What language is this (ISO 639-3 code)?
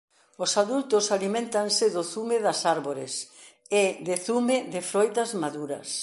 glg